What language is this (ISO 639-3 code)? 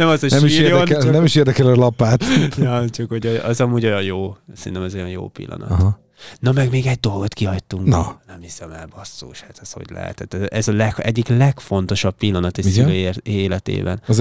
hun